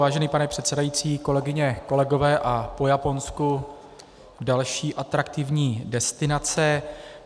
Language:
Czech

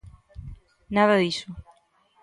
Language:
Galician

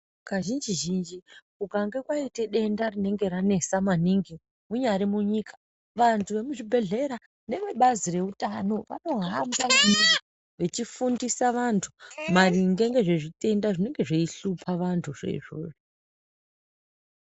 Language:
Ndau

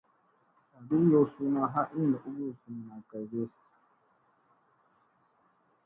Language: Musey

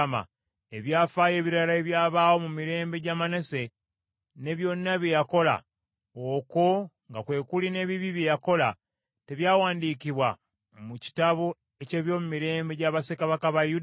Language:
Ganda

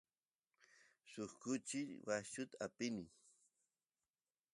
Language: Santiago del Estero Quichua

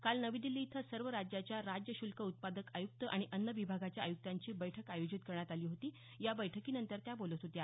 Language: Marathi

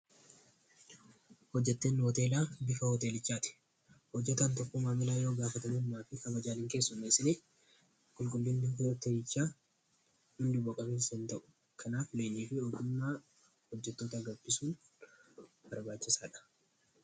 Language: Oromo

